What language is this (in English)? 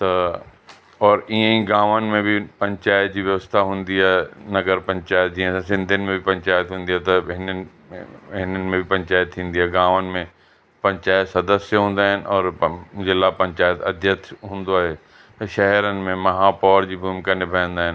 Sindhi